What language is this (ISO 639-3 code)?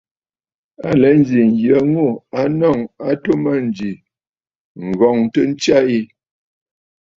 bfd